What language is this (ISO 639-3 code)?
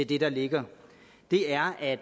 dan